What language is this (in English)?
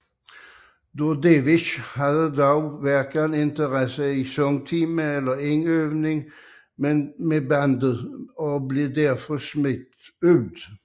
Danish